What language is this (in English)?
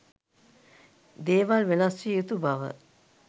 Sinhala